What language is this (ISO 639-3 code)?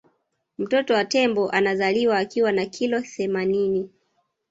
swa